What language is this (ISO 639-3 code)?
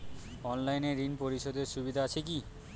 ben